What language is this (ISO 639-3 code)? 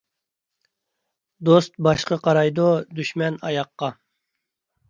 uig